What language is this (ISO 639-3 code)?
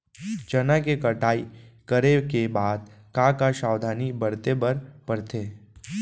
hne